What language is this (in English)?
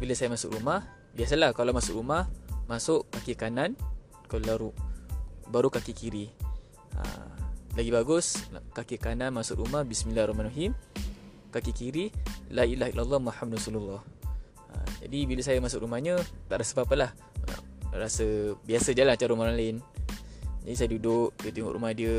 Malay